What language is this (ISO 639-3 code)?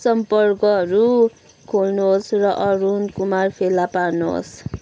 nep